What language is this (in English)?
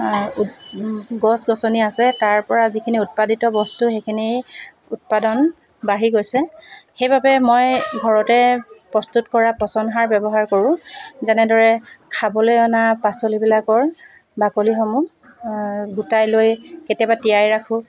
Assamese